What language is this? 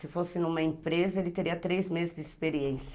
Portuguese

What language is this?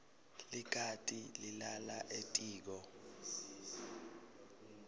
Swati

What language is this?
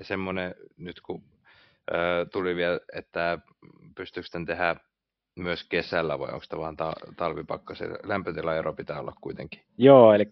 Finnish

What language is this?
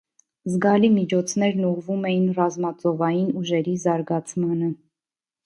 Armenian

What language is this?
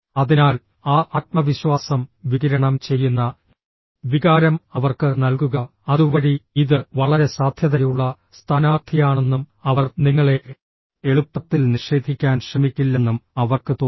Malayalam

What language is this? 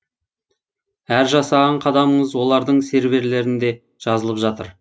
Kazakh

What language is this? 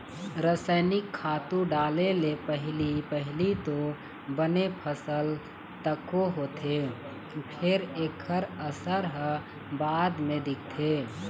Chhattisgarhi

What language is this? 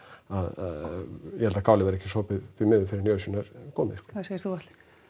Icelandic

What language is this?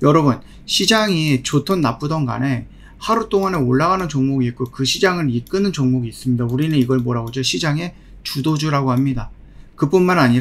Korean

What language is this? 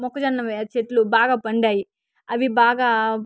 Telugu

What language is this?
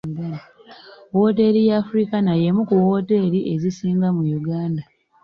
Ganda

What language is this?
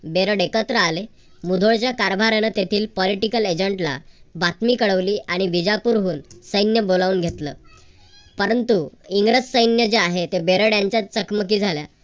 Marathi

